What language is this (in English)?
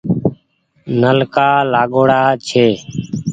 Goaria